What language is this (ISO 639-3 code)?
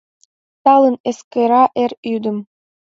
chm